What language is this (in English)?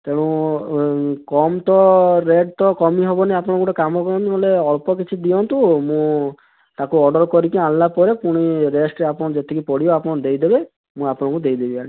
Odia